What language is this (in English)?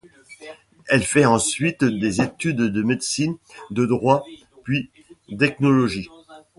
French